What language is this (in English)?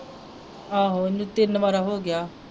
Punjabi